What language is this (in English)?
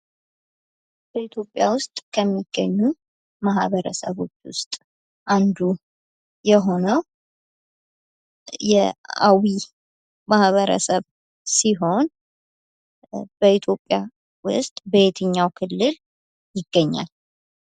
Amharic